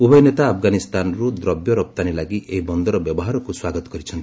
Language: Odia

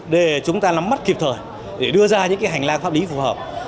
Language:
Vietnamese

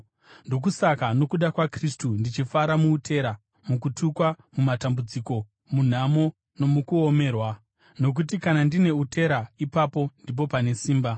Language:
Shona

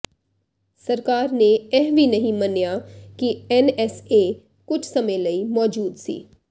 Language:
Punjabi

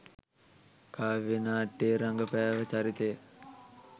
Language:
Sinhala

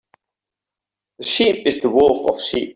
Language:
English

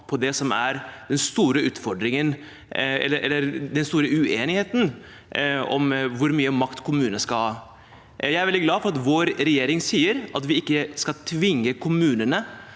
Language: Norwegian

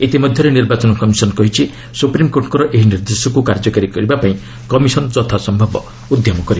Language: Odia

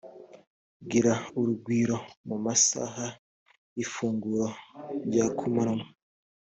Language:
Kinyarwanda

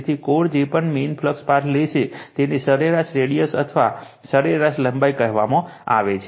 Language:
Gujarati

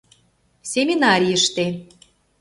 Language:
Mari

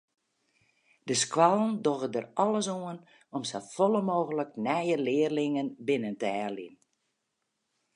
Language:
Western Frisian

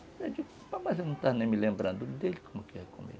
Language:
Portuguese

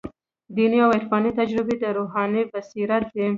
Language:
Pashto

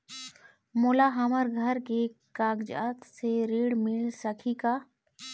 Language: Chhattisgarhi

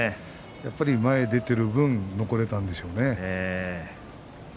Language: Japanese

